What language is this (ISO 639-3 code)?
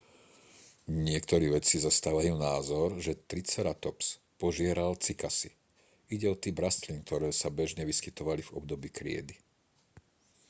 slk